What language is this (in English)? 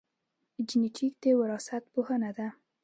Pashto